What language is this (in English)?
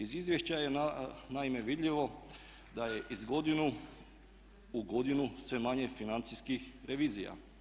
Croatian